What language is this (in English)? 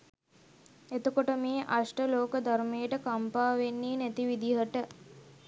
Sinhala